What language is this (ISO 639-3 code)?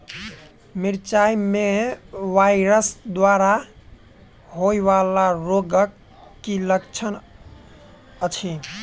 mai